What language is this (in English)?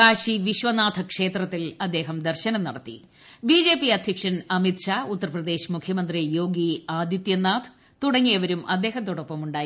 Malayalam